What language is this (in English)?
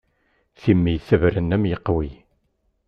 Kabyle